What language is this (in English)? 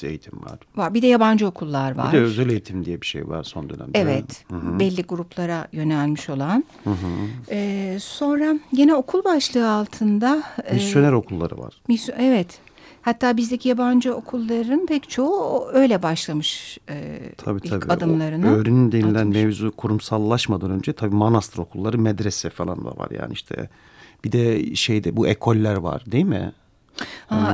Turkish